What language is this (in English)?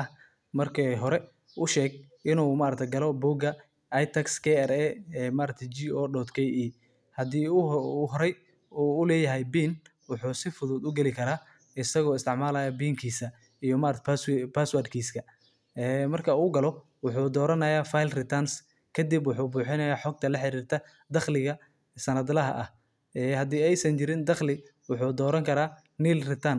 Somali